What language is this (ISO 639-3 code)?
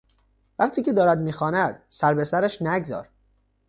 fas